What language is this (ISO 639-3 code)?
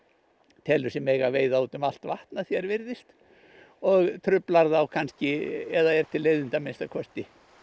isl